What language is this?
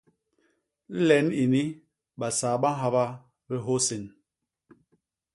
Basaa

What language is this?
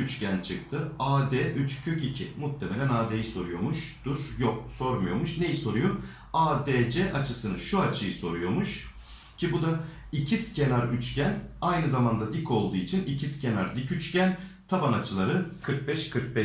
Turkish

